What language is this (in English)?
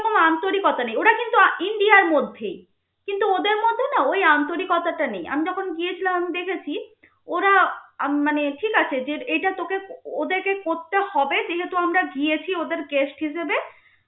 Bangla